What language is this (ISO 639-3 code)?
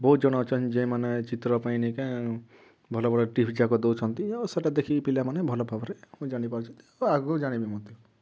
ori